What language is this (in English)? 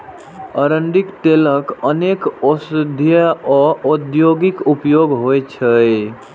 Maithili